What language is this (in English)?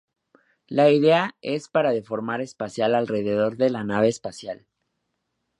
Spanish